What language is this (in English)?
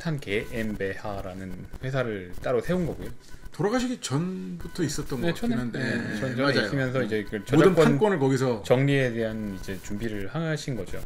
Korean